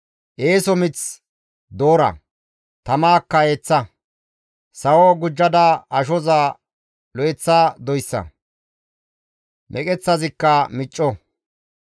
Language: Gamo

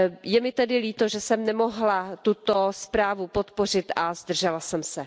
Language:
Czech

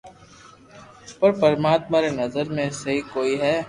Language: Loarki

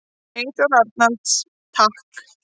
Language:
Icelandic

